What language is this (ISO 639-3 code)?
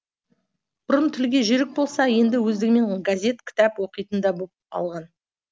kaz